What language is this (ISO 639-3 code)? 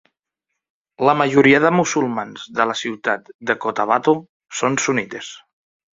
cat